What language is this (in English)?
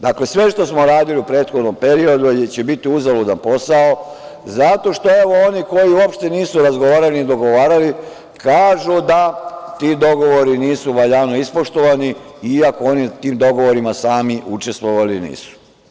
Serbian